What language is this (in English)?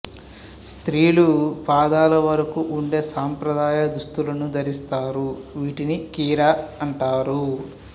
Telugu